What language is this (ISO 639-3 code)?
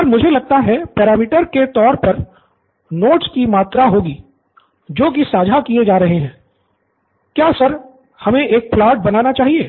hin